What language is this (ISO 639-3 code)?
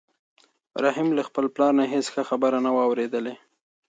pus